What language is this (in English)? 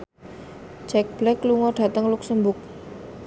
Javanese